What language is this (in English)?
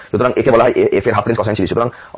Bangla